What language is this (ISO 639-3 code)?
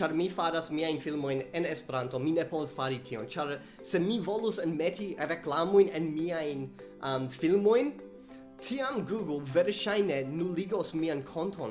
epo